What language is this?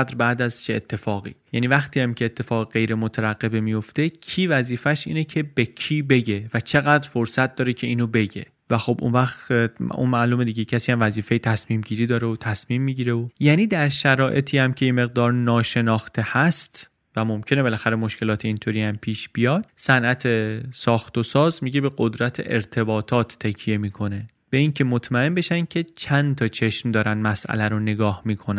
Persian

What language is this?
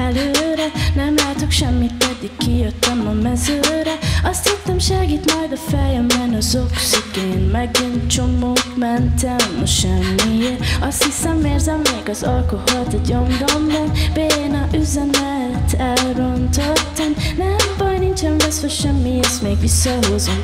Hungarian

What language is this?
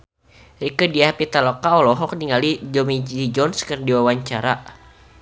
Sundanese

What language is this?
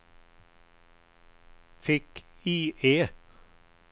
Swedish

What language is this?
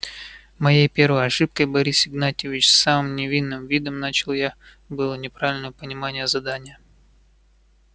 Russian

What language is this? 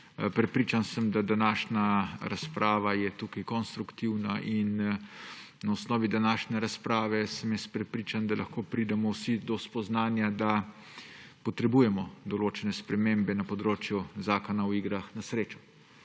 Slovenian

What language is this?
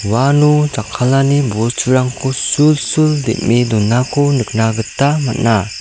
Garo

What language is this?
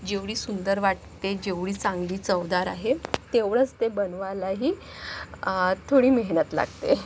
Marathi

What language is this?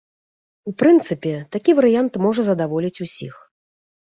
Belarusian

